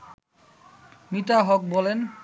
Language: Bangla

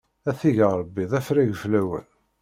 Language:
Kabyle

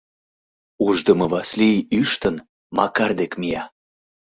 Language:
Mari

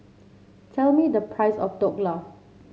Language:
English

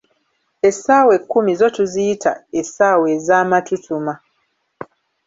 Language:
Ganda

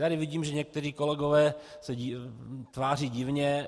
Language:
Czech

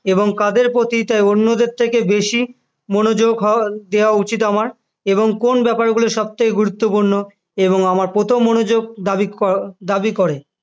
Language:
Bangla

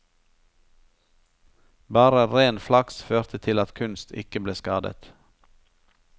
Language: Norwegian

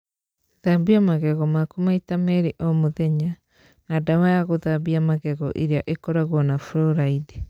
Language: Kikuyu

